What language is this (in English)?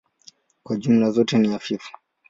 Swahili